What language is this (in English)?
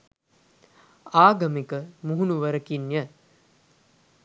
Sinhala